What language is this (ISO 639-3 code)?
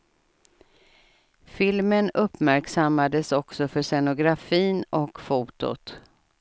swe